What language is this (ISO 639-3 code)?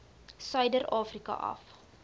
afr